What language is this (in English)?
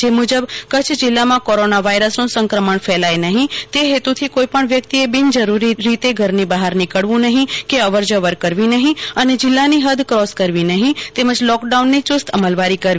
Gujarati